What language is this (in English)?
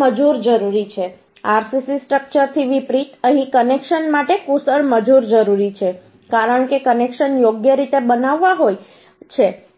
Gujarati